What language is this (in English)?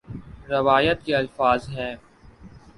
Urdu